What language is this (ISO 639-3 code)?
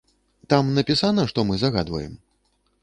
bel